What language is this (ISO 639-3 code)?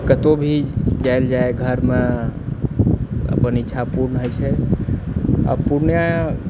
mai